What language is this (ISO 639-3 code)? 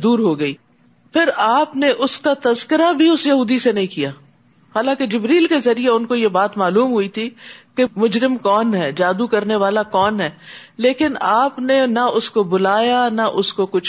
urd